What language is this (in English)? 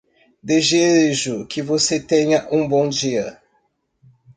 Portuguese